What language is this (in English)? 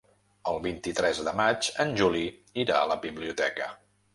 Catalan